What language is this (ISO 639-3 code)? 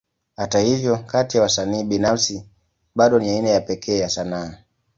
swa